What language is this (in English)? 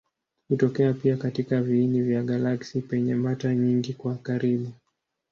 Swahili